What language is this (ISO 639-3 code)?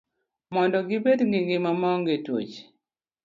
luo